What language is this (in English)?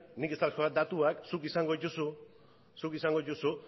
Basque